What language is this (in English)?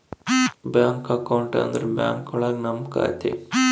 Kannada